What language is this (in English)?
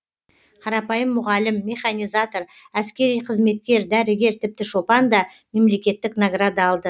Kazakh